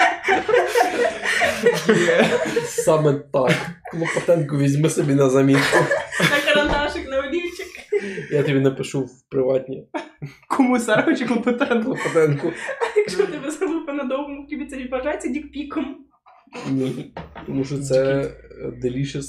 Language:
Ukrainian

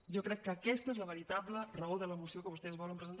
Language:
Catalan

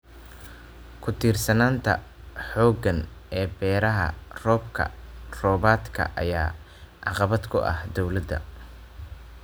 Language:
Somali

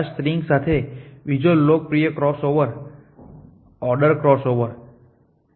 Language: Gujarati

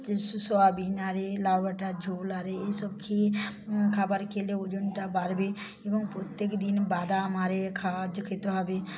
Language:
Bangla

